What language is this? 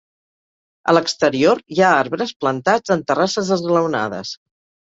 Catalan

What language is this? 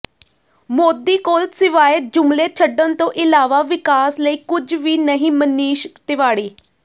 Punjabi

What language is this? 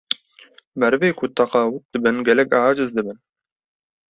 Kurdish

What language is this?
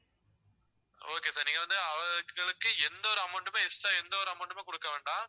Tamil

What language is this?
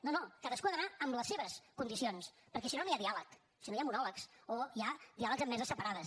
Catalan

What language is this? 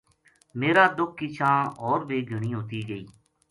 Gujari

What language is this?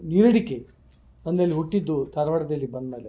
Kannada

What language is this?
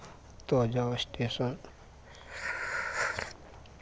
Maithili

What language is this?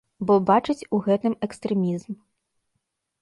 Belarusian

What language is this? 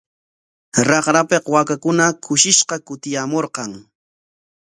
Corongo Ancash Quechua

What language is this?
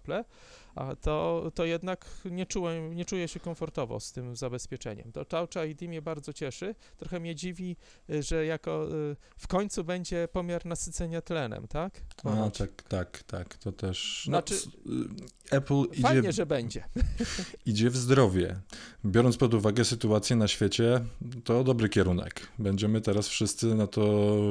Polish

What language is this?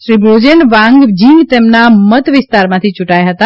Gujarati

